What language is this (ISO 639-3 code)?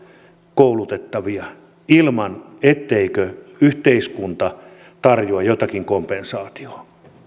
fin